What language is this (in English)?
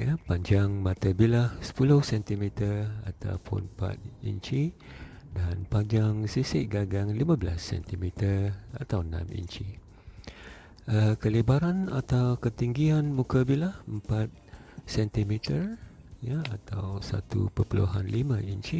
Malay